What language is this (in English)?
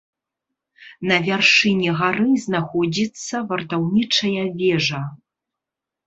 Belarusian